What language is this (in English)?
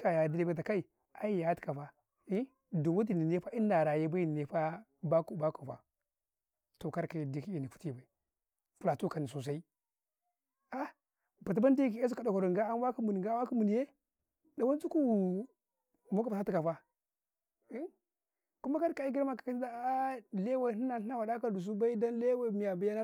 Karekare